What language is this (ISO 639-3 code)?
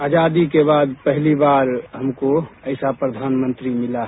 hin